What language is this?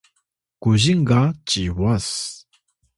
Atayal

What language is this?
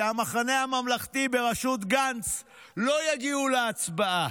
Hebrew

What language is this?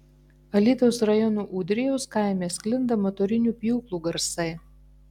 Lithuanian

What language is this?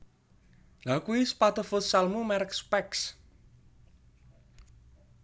Javanese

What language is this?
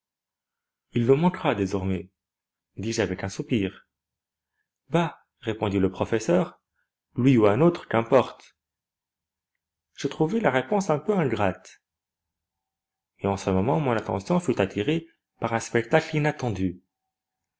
French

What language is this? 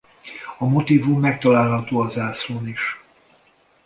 Hungarian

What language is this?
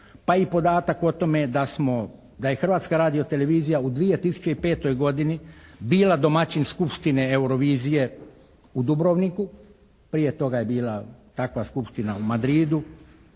Croatian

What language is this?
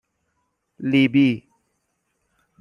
Persian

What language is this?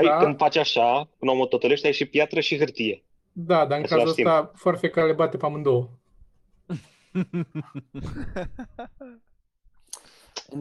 Romanian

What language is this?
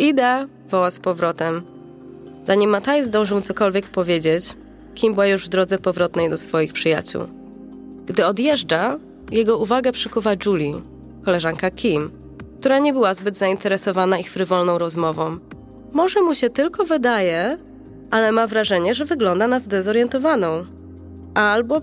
Polish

